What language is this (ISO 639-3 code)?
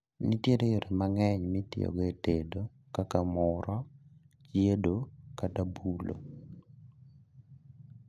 luo